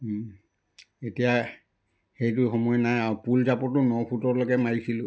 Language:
Assamese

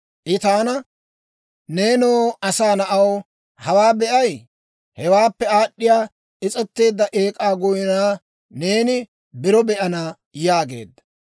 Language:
Dawro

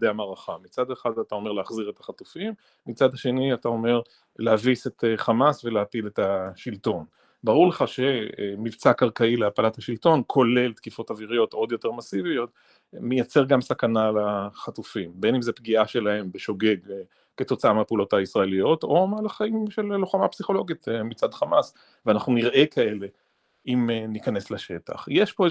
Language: Hebrew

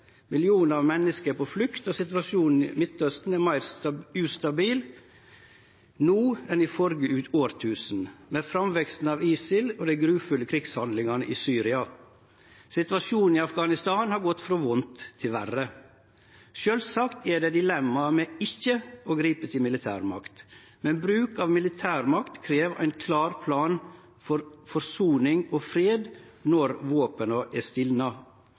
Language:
Norwegian Nynorsk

